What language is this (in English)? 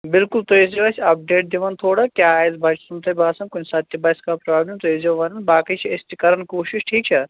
Kashmiri